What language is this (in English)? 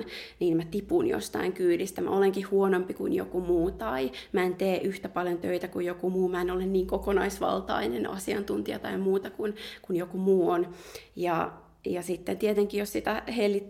Finnish